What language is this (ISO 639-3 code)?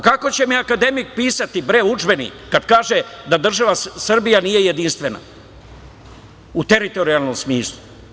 srp